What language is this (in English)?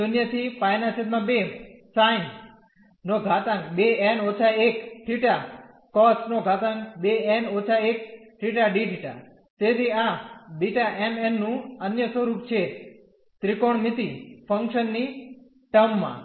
Gujarati